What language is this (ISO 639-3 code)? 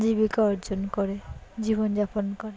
ben